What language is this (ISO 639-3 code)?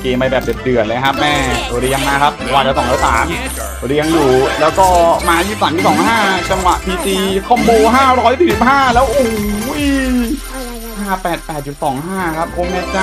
tha